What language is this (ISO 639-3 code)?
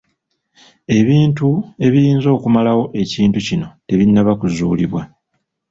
lug